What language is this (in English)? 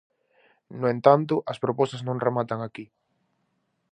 Galician